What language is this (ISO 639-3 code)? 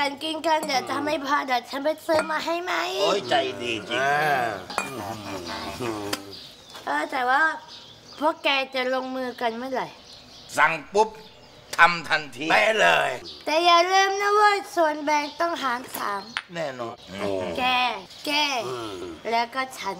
tha